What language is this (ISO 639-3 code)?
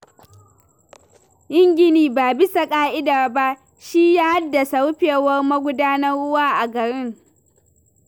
hau